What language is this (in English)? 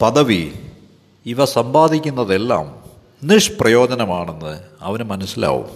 Malayalam